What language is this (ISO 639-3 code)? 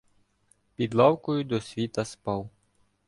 ukr